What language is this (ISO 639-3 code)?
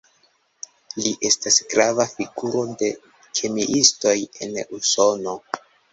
epo